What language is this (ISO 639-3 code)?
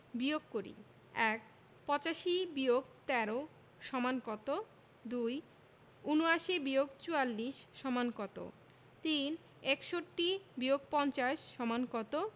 ben